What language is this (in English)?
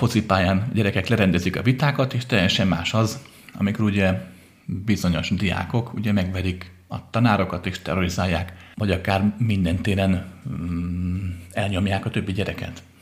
Hungarian